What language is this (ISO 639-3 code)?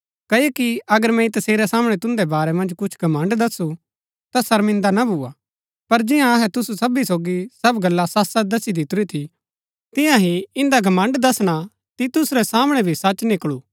gbk